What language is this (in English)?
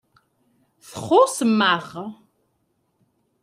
Kabyle